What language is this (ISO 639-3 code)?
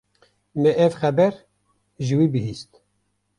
kur